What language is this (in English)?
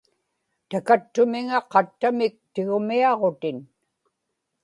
Inupiaq